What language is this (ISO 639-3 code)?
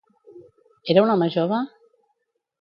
cat